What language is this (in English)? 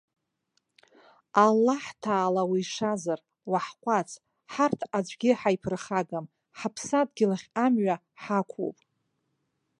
Abkhazian